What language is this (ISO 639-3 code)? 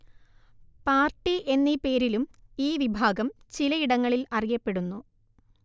mal